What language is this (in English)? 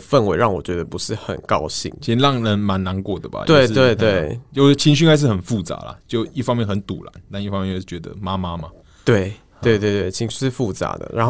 Chinese